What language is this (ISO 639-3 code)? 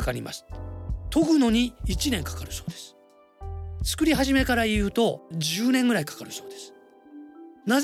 jpn